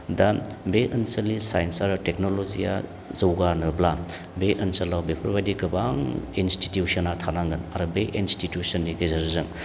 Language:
Bodo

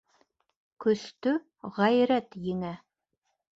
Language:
Bashkir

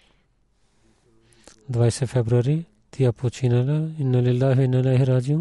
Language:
Bulgarian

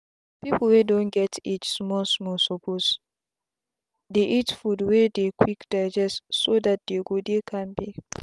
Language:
Nigerian Pidgin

